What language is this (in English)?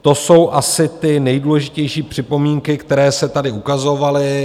Czech